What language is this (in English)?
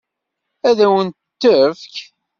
Kabyle